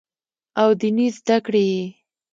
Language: Pashto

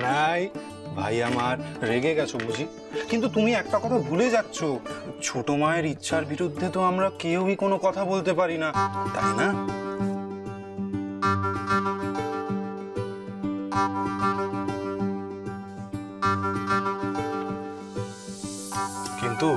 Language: Romanian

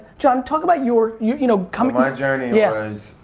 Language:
English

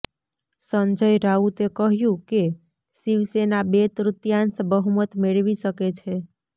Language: Gujarati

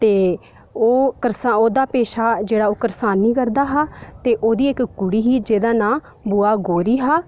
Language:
Dogri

